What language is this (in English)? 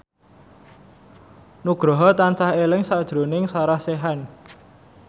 Javanese